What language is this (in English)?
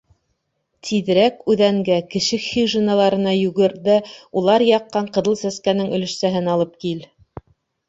Bashkir